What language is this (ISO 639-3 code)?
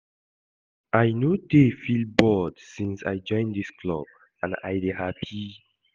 pcm